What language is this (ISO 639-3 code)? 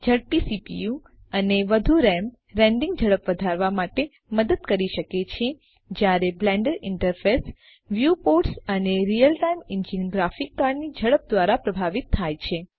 guj